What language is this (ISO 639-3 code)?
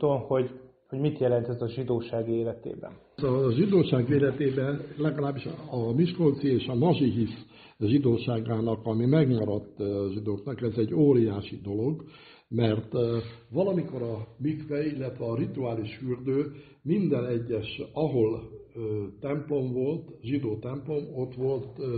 hun